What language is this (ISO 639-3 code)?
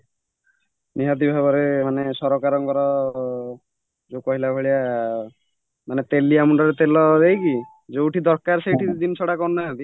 ori